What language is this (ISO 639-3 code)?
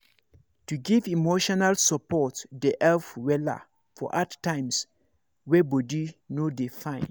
pcm